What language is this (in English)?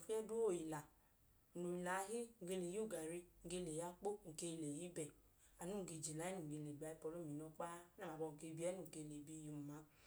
Idoma